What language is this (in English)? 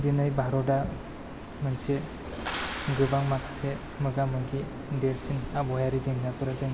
Bodo